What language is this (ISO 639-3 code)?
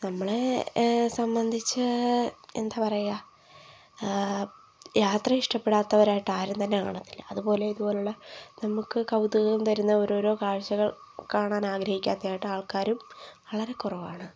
mal